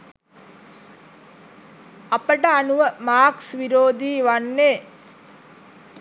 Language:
Sinhala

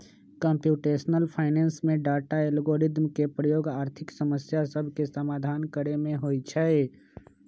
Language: Magahi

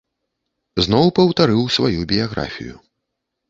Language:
Belarusian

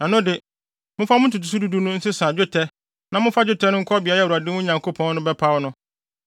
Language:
Akan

